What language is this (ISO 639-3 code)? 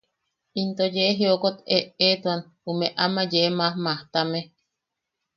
yaq